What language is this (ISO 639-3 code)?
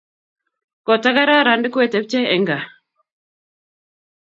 kln